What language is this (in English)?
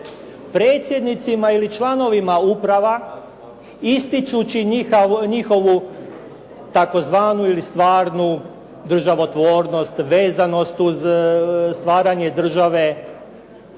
Croatian